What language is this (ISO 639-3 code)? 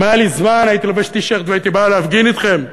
heb